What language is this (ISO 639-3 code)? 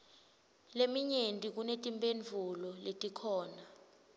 ssw